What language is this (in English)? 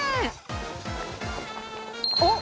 Japanese